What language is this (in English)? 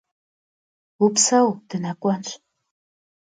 Kabardian